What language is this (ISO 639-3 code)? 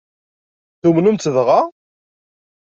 kab